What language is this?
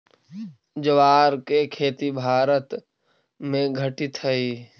Magahi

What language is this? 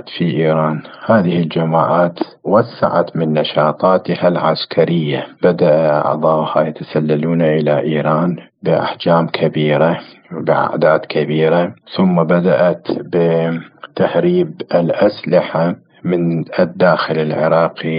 Arabic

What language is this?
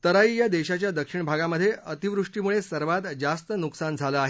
Marathi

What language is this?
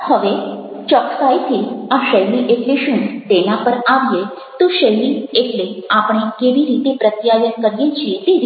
Gujarati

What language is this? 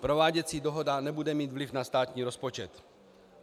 Czech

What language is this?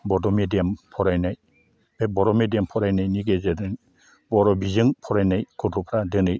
Bodo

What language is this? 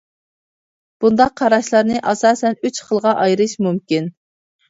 Uyghur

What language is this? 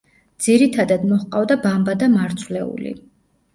Georgian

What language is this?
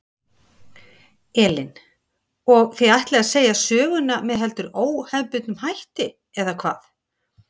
Icelandic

